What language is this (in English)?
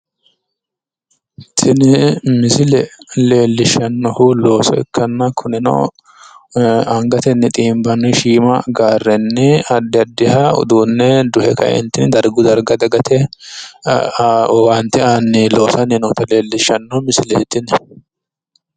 Sidamo